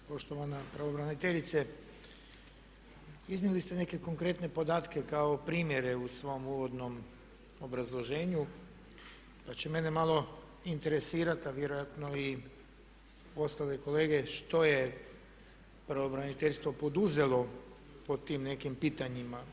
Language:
Croatian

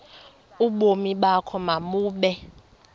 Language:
Xhosa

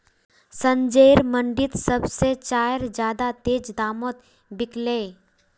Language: Magahi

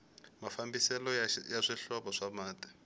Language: Tsonga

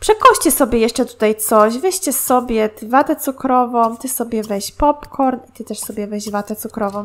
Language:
Polish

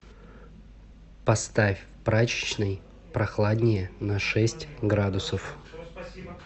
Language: Russian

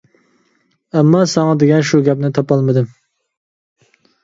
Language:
Uyghur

